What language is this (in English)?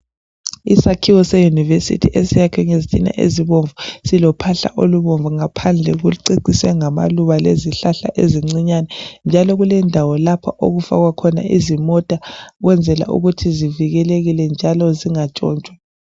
North Ndebele